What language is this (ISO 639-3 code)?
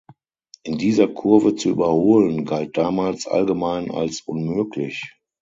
deu